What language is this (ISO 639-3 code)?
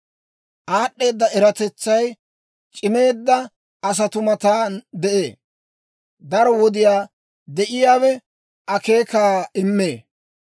dwr